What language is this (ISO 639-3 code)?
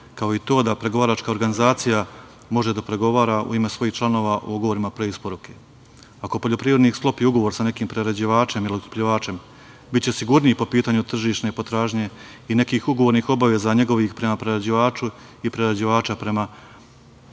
srp